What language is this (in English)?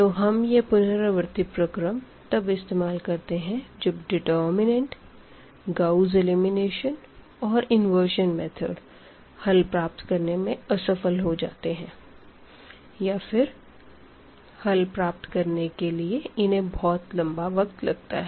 Hindi